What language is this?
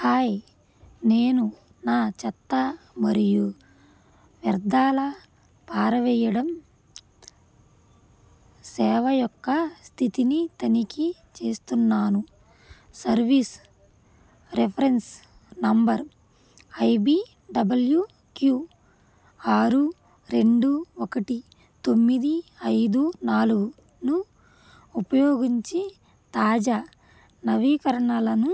Telugu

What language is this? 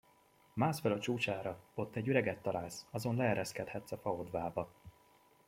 Hungarian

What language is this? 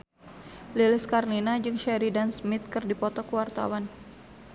Sundanese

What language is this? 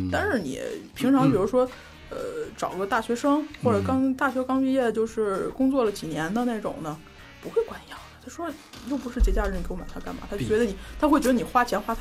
Chinese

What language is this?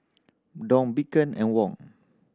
English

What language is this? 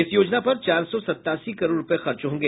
Hindi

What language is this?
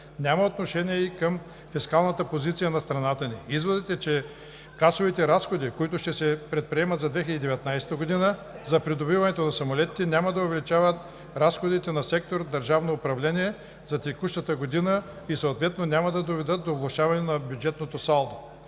Bulgarian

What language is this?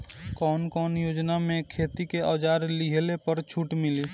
Bhojpuri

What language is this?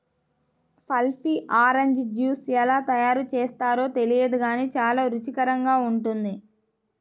Telugu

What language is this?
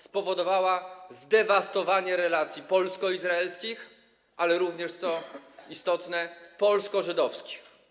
Polish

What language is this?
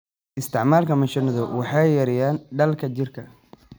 Somali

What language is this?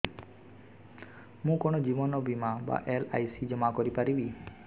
Odia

